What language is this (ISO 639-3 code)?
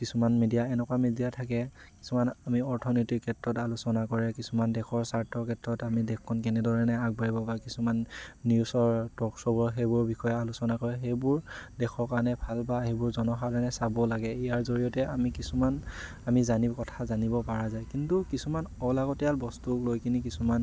asm